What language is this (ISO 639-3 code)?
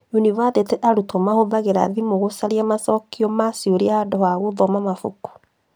kik